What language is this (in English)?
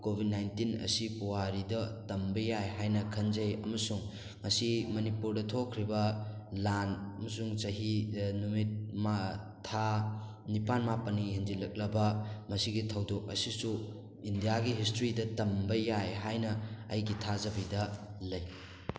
Manipuri